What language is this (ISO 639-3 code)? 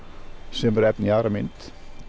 isl